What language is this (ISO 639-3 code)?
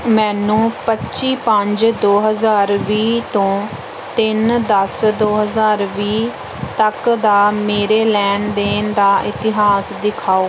pan